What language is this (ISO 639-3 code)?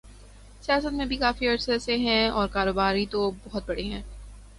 urd